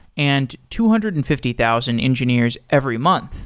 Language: English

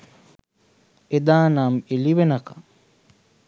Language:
Sinhala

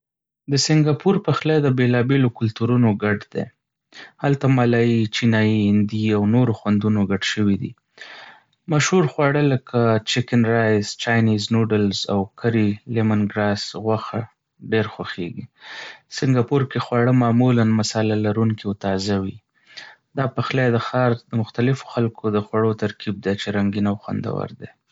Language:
Pashto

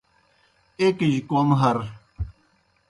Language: Kohistani Shina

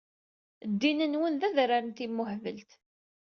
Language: Kabyle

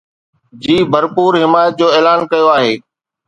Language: Sindhi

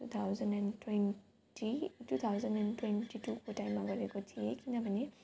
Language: Nepali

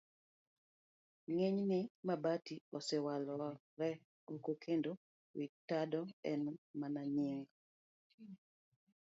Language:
Luo (Kenya and Tanzania)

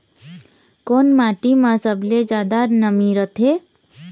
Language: Chhattisgarhi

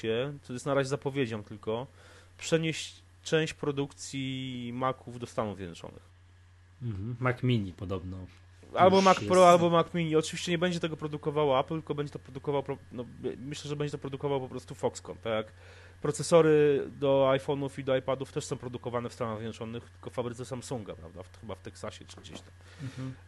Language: Polish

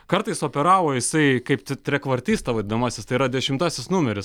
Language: Lithuanian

